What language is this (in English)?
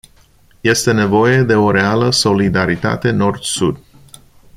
Romanian